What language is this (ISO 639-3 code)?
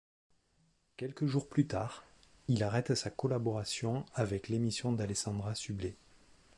fra